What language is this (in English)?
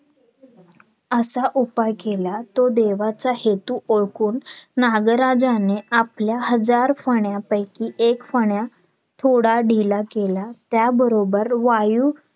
Marathi